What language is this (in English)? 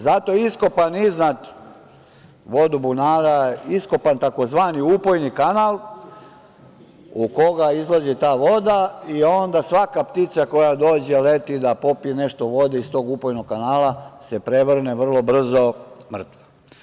Serbian